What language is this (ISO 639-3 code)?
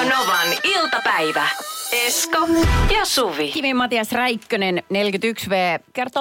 fin